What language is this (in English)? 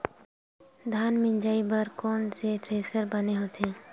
Chhattisgarhi